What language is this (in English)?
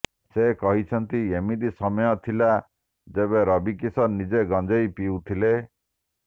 Odia